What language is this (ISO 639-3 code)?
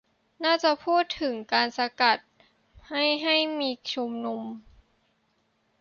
tha